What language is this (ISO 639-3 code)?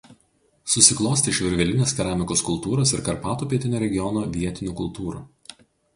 lit